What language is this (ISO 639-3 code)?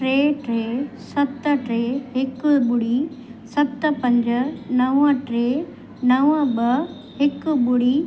snd